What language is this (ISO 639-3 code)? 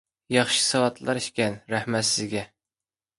uig